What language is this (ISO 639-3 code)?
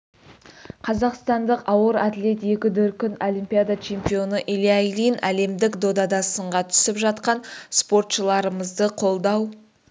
kaz